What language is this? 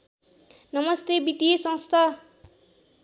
Nepali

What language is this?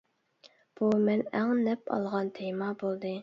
Uyghur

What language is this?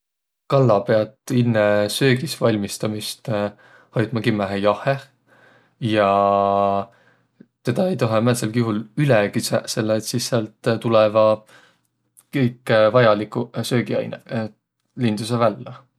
Võro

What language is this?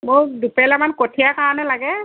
Assamese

